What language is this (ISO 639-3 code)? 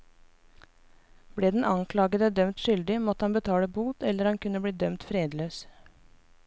nor